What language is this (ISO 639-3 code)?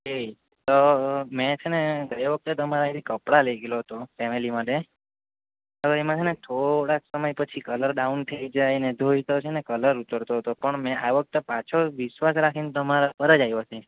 guj